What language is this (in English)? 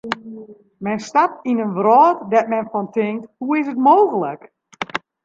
Western Frisian